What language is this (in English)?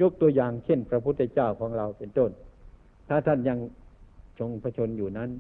Thai